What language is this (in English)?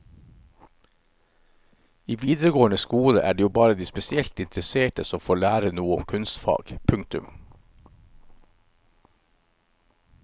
Norwegian